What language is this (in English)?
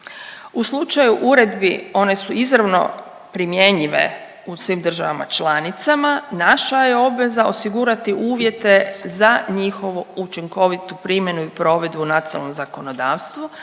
Croatian